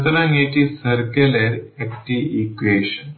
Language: Bangla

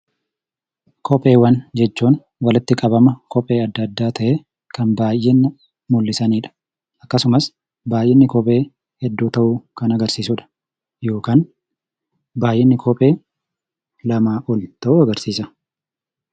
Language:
Oromo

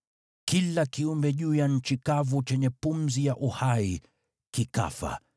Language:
Swahili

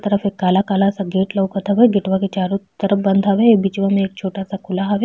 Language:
Bhojpuri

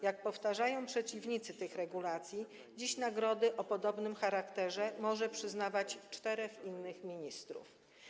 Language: Polish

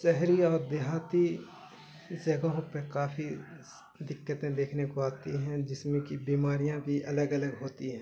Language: Urdu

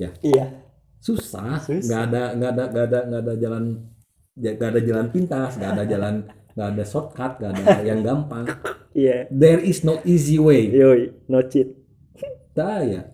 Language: Indonesian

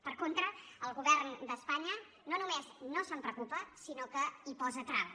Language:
Catalan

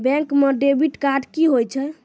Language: Maithili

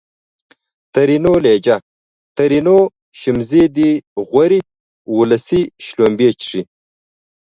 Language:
Pashto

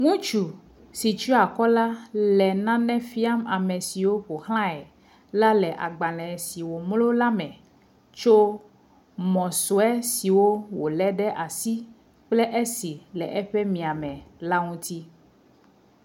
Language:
Ewe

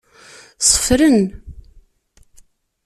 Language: Kabyle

